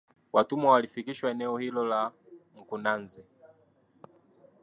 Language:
Swahili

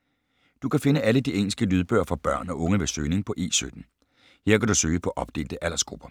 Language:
Danish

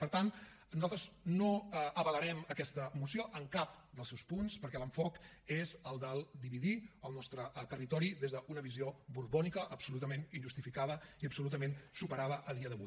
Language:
Catalan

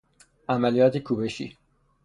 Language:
Persian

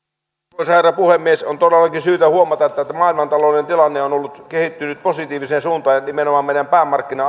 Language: Finnish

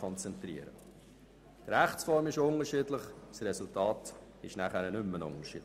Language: Swiss German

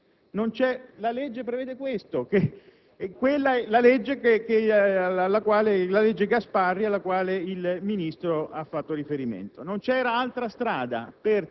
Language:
Italian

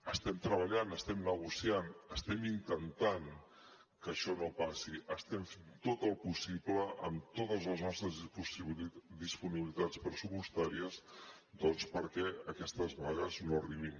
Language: Catalan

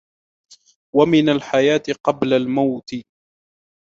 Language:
Arabic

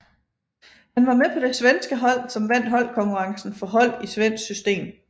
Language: Danish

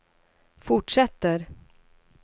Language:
Swedish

